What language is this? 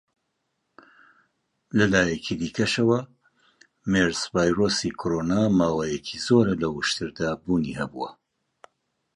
Central Kurdish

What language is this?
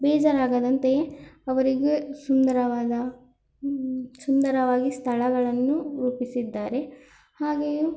Kannada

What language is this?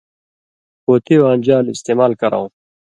Indus Kohistani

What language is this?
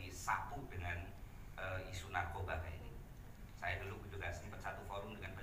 Indonesian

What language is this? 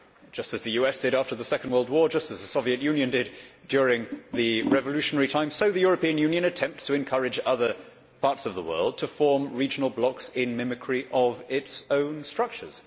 English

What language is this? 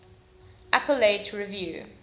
English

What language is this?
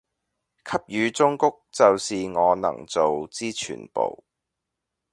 Cantonese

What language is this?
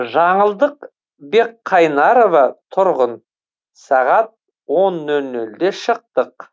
Kazakh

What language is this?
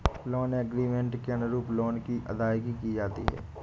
Hindi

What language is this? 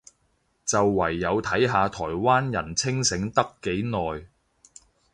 Cantonese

